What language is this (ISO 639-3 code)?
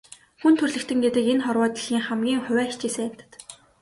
mon